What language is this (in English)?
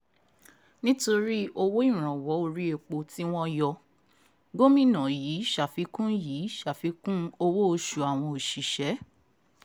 Yoruba